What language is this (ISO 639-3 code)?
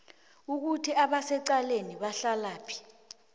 nbl